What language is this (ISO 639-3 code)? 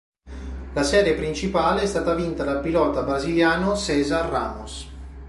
ita